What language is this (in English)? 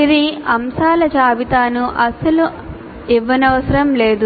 Telugu